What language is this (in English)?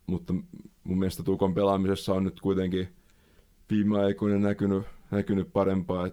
Finnish